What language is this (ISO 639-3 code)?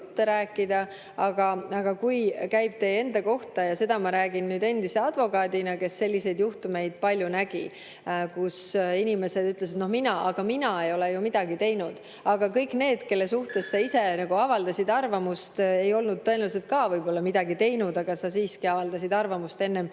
est